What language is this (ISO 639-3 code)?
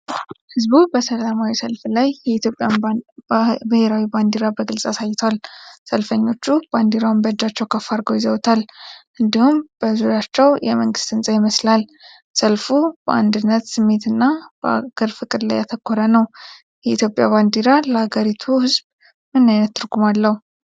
amh